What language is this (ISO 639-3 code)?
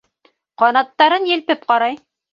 bak